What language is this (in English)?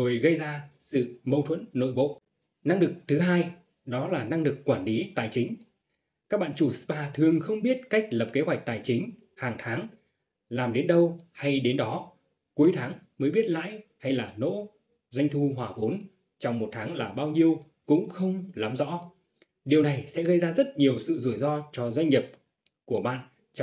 Vietnamese